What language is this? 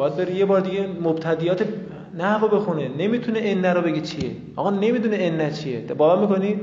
Persian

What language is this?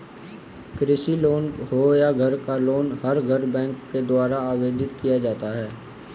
Hindi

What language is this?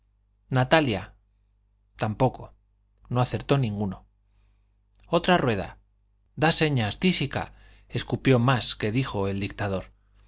Spanish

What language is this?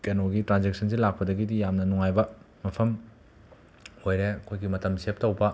Manipuri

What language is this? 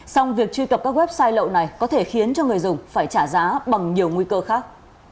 Vietnamese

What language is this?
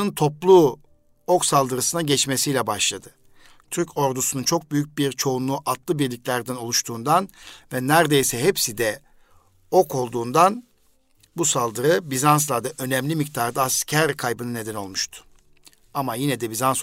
Turkish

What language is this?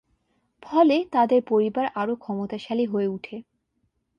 Bangla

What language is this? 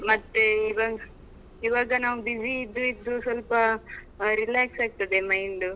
Kannada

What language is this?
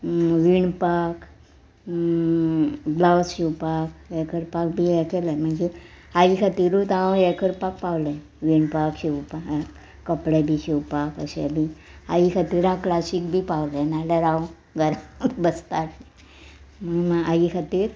Konkani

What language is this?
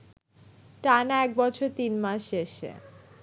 Bangla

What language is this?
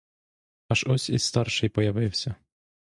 Ukrainian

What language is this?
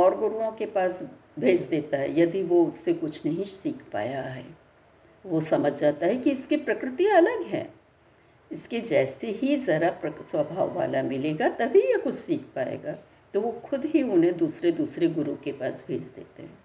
Hindi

